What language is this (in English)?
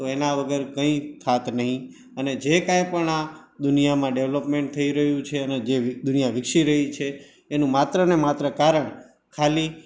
Gujarati